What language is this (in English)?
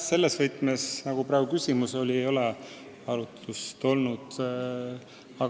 Estonian